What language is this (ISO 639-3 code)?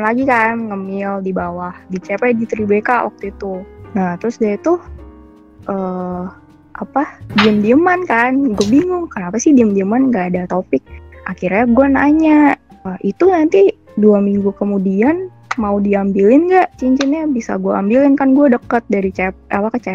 ind